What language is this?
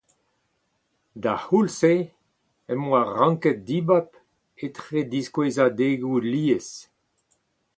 Breton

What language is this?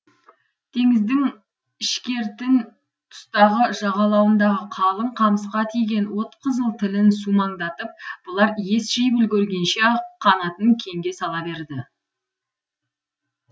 Kazakh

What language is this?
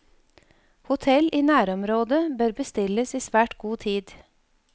Norwegian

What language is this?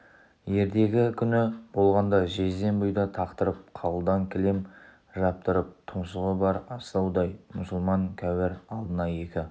Kazakh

